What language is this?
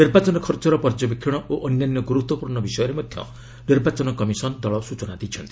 Odia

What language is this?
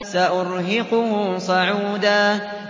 Arabic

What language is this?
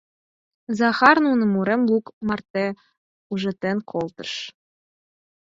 Mari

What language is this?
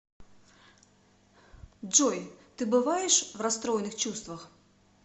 Russian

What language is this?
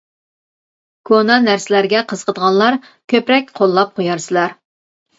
Uyghur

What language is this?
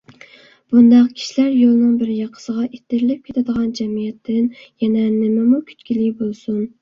Uyghur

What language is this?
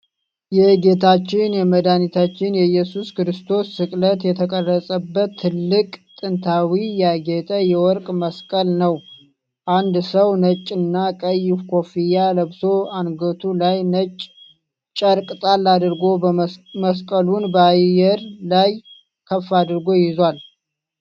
Amharic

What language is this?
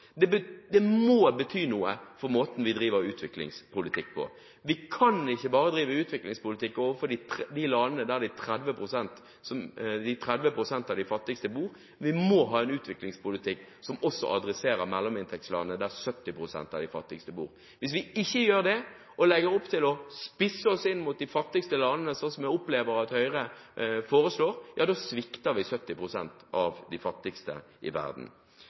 Norwegian Bokmål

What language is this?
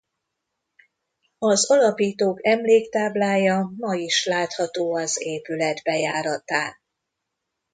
Hungarian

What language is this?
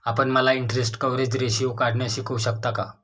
Marathi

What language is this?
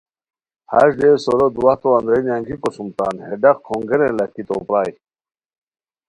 Khowar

